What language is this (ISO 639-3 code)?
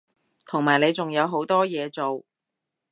yue